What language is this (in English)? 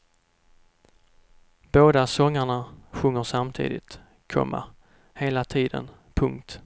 Swedish